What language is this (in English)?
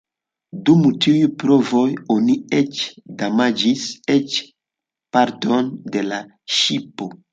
Esperanto